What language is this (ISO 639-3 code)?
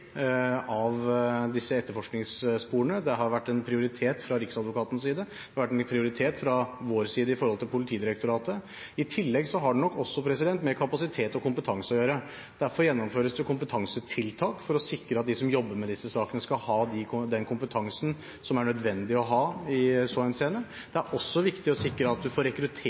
nob